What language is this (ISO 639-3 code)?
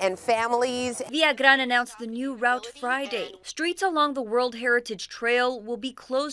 eng